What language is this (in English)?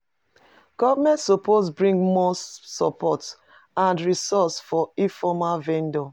Nigerian Pidgin